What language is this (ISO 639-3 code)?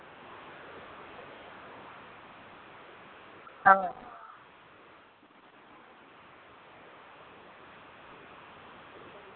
sat